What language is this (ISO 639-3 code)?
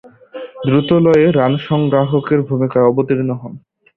ben